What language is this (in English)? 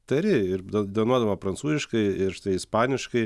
Lithuanian